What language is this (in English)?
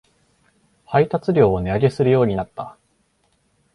Japanese